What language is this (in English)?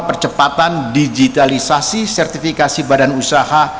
Indonesian